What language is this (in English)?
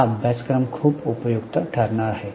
Marathi